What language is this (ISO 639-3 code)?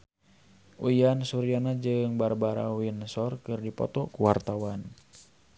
sun